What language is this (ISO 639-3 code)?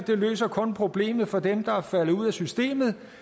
dan